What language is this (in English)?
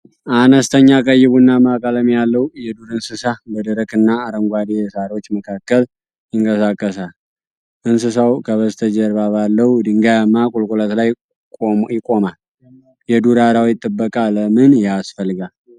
Amharic